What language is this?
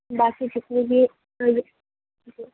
Urdu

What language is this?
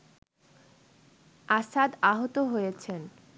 Bangla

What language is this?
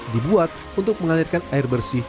Indonesian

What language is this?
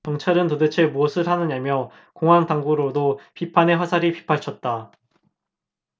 Korean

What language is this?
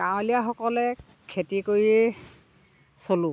Assamese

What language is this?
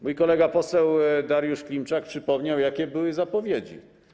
Polish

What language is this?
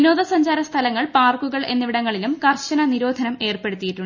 Malayalam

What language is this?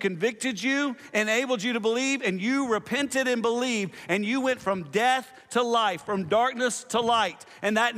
English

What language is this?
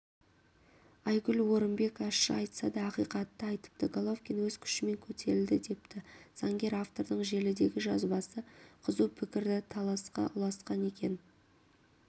Kazakh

